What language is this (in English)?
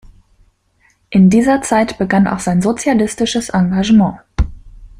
German